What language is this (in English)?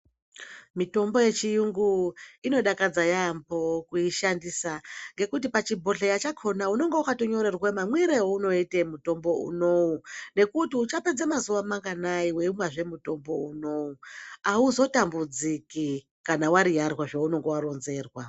Ndau